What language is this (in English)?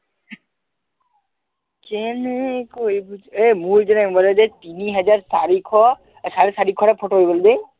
Assamese